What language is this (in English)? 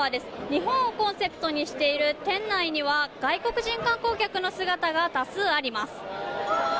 Japanese